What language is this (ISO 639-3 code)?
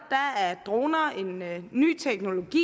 dan